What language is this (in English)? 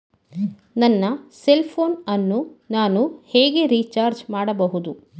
Kannada